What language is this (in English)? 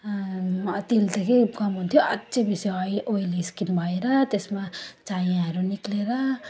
Nepali